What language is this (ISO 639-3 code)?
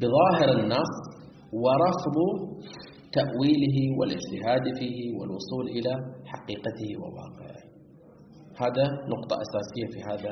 ara